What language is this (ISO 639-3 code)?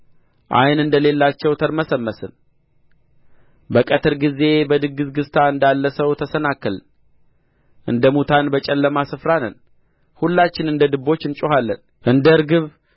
amh